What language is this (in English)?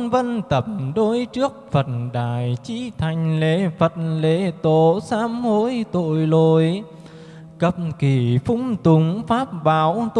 Vietnamese